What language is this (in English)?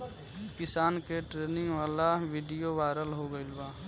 Bhojpuri